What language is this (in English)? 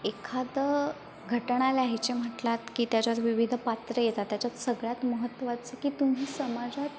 Marathi